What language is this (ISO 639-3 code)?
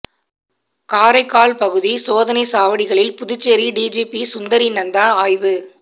tam